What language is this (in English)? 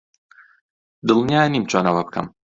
Central Kurdish